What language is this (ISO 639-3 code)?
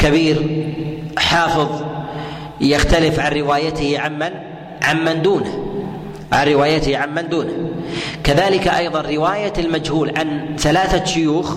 ara